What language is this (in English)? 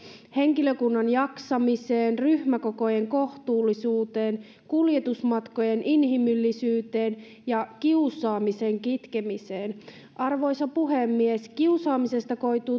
Finnish